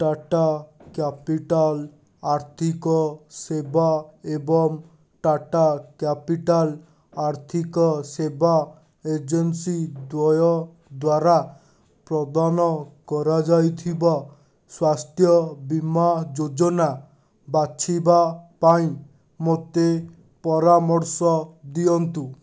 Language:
Odia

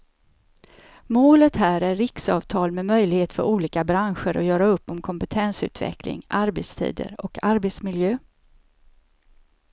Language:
Swedish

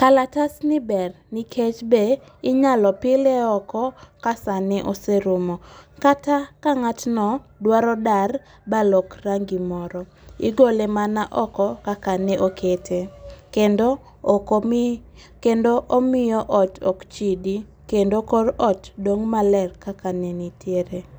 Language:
Luo (Kenya and Tanzania)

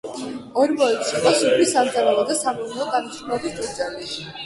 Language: Georgian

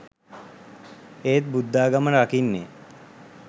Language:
Sinhala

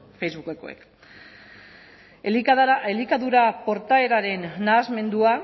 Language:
Basque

